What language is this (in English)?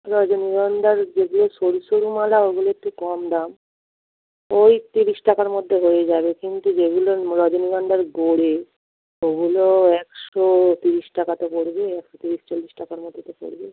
Bangla